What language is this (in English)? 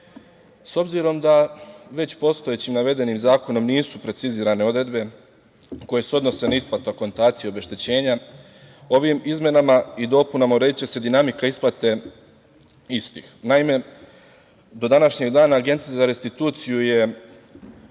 Serbian